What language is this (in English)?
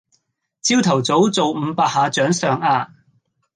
Cantonese